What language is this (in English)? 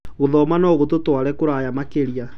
Kikuyu